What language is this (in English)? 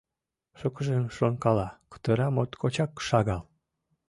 Mari